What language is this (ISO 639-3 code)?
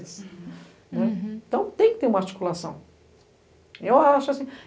por